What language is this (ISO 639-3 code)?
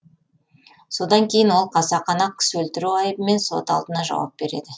kaz